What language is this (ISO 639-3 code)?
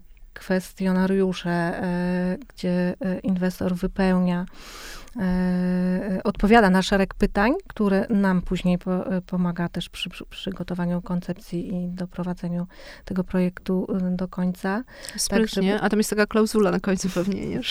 pol